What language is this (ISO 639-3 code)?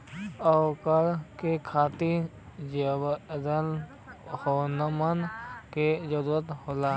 bho